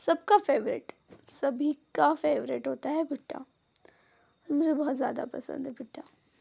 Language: Hindi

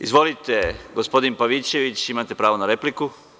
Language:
Serbian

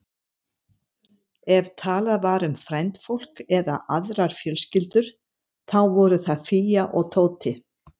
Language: Icelandic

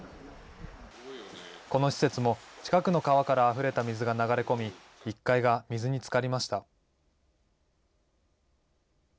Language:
Japanese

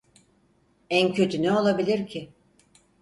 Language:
Turkish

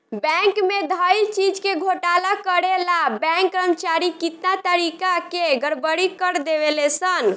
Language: Bhojpuri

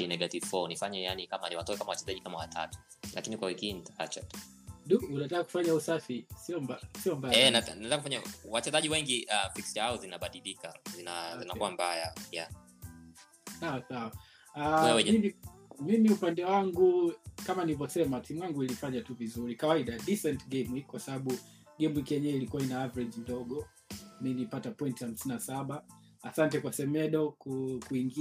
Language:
Swahili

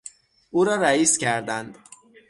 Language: Persian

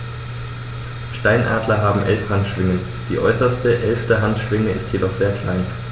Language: German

